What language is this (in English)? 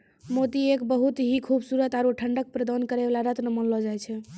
Maithili